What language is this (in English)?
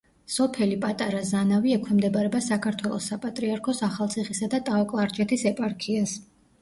Georgian